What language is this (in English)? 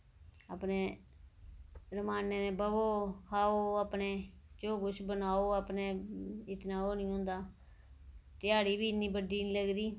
Dogri